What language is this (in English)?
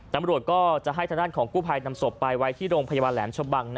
Thai